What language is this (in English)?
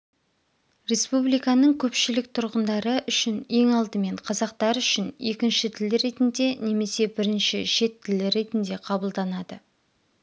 Kazakh